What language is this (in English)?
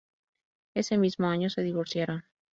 Spanish